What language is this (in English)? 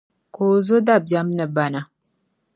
Dagbani